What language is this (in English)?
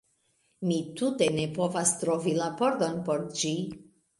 Esperanto